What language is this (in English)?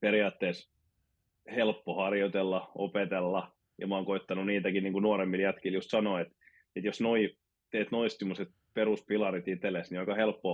Finnish